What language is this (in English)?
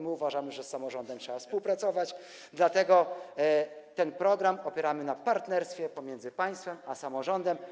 Polish